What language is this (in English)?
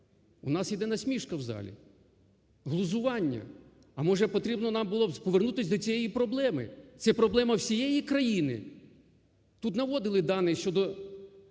Ukrainian